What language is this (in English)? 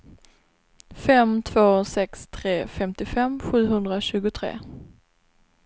Swedish